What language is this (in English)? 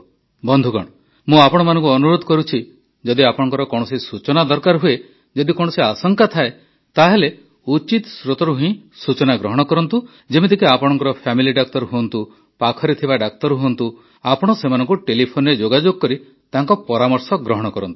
Odia